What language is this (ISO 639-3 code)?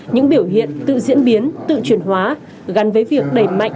vie